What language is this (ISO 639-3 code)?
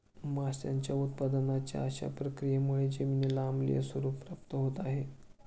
mar